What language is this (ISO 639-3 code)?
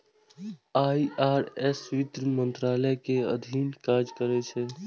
mai